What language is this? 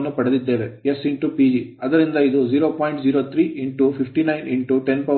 Kannada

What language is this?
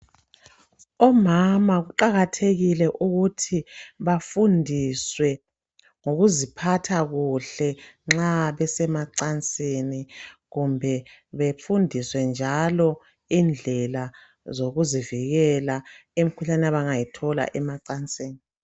North Ndebele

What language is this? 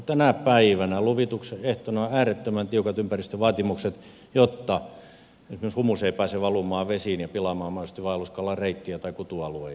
Finnish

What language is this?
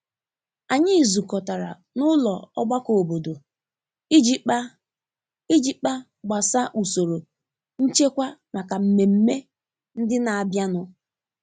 Igbo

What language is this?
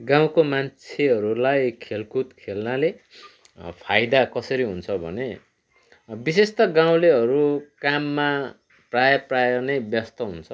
Nepali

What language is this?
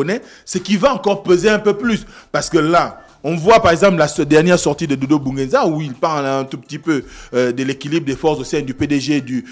French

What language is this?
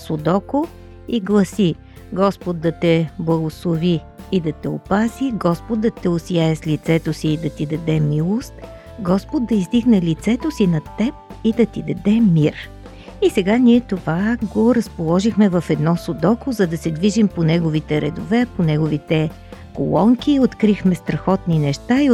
Bulgarian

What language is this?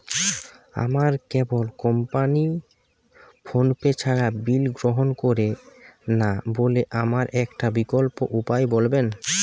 Bangla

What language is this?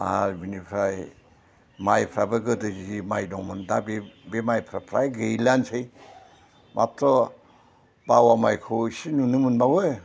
Bodo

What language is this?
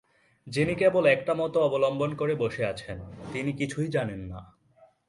Bangla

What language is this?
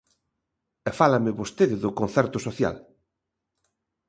Galician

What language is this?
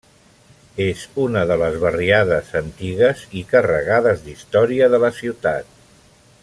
Catalan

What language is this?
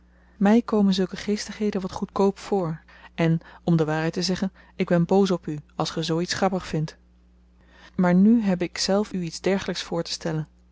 Dutch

